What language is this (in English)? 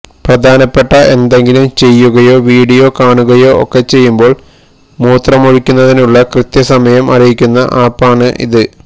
Malayalam